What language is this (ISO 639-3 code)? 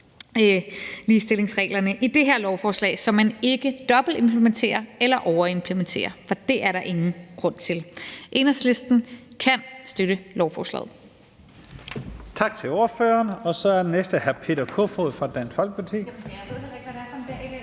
dan